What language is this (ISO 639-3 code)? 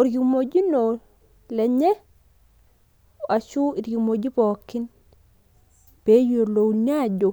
mas